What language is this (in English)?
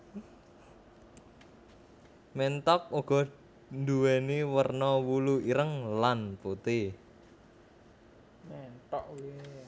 Javanese